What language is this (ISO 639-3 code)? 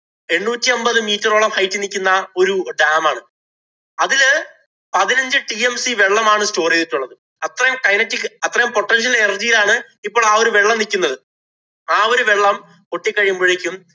mal